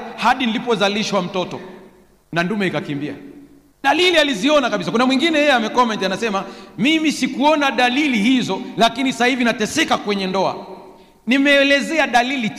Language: Swahili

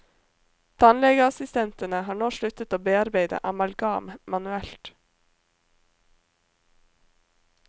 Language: Norwegian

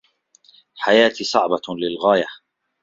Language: Arabic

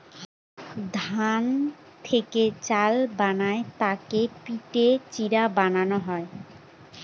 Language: Bangla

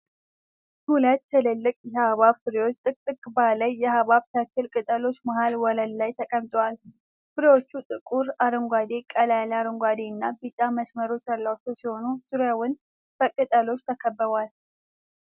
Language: Amharic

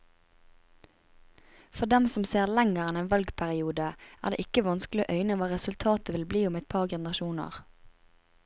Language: Norwegian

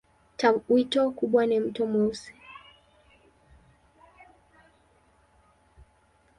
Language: Swahili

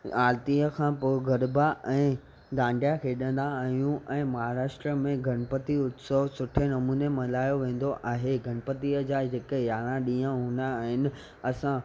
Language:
Sindhi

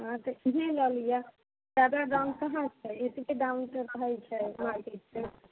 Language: Maithili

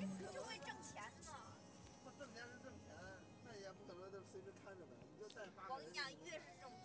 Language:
Chinese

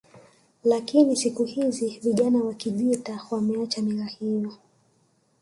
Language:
Swahili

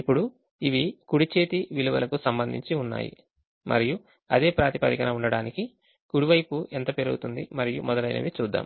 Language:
Telugu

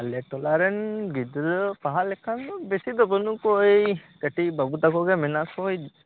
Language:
Santali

